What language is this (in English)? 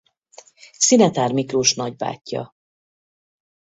Hungarian